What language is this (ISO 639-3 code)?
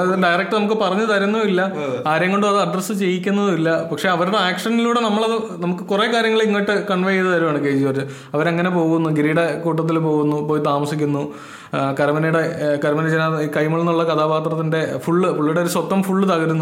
mal